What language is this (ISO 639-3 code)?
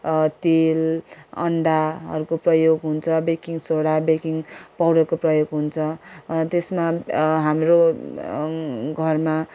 nep